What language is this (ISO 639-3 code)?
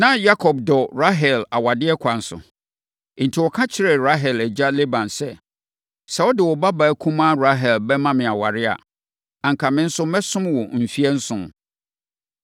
aka